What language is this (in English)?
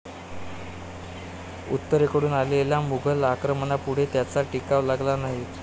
Marathi